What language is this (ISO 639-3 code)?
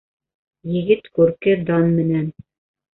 bak